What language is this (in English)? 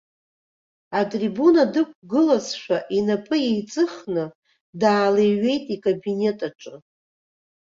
Abkhazian